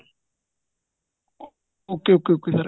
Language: Punjabi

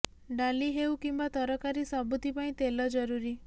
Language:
Odia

